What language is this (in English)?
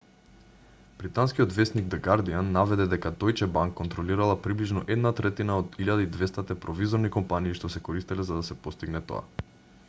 Macedonian